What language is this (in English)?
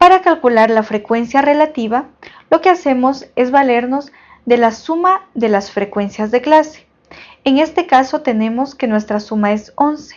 Spanish